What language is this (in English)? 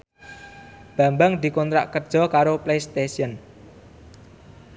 Javanese